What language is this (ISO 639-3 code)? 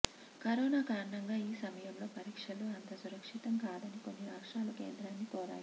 tel